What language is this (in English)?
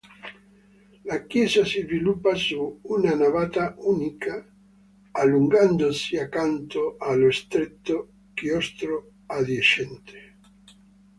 Italian